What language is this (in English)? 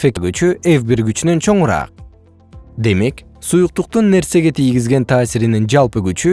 Kyrgyz